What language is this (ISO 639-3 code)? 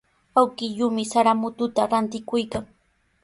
qws